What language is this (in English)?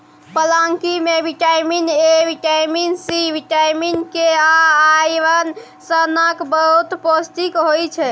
Maithili